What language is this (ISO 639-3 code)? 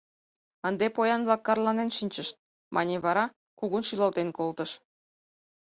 chm